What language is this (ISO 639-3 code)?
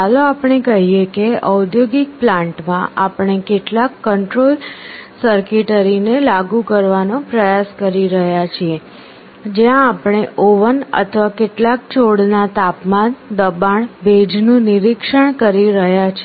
guj